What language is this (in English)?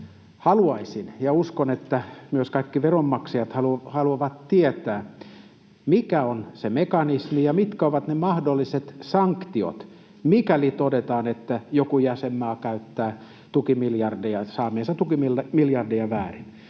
Finnish